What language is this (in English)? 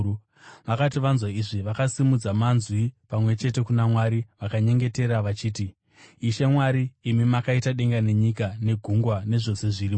Shona